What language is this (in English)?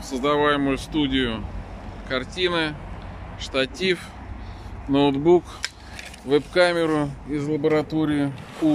Russian